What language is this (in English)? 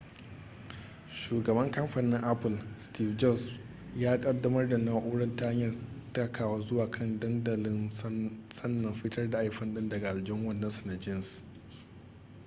Hausa